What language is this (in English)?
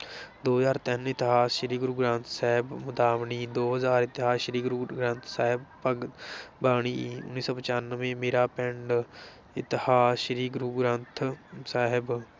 Punjabi